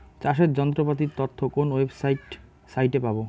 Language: Bangla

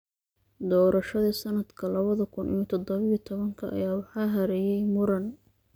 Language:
Somali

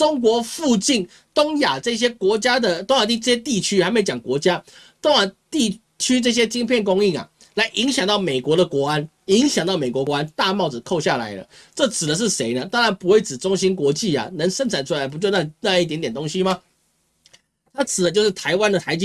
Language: Chinese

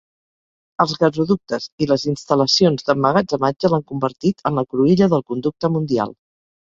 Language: Catalan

